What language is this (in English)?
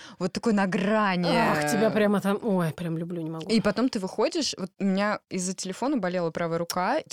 Russian